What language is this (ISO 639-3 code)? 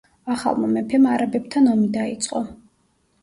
kat